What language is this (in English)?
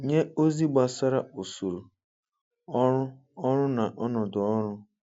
Igbo